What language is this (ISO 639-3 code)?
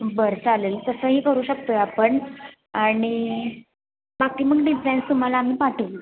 mar